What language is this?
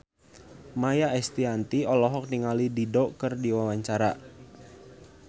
Sundanese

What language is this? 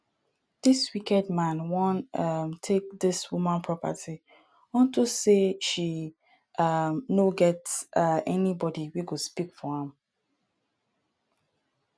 Nigerian Pidgin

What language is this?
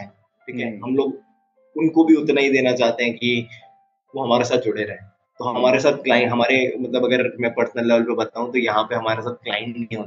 Hindi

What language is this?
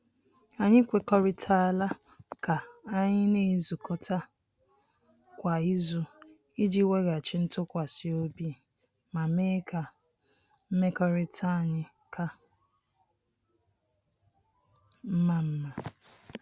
Igbo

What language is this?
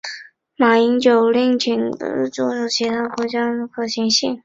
Chinese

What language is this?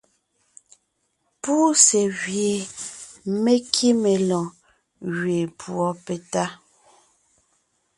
Ngiemboon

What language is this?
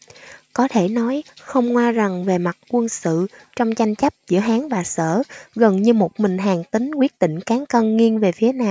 Vietnamese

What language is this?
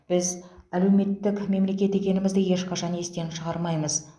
Kazakh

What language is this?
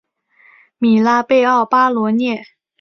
Chinese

